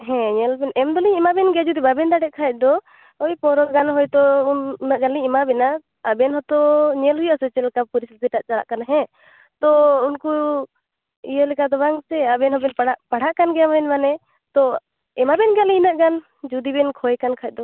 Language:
Santali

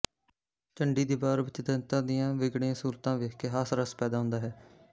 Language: Punjabi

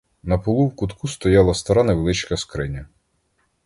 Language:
Ukrainian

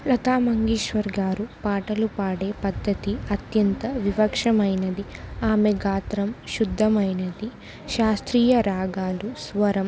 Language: Telugu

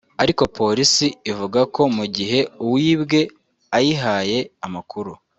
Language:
Kinyarwanda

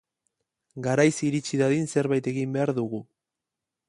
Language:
Basque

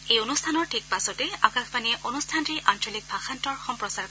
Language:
Assamese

